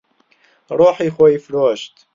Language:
Central Kurdish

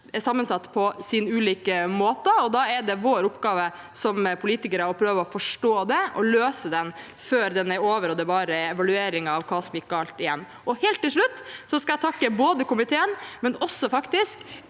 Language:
Norwegian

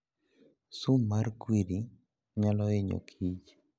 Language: Luo (Kenya and Tanzania)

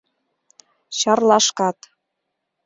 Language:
Mari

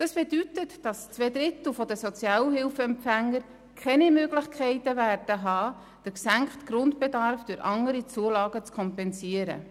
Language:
Swiss German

